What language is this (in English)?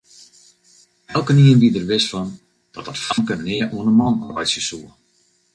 Western Frisian